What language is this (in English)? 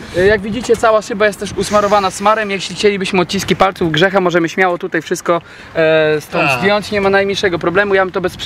Polish